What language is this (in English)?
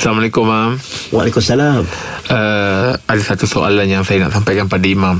Malay